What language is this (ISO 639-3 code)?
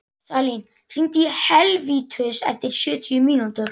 isl